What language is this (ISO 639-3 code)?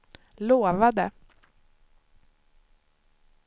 swe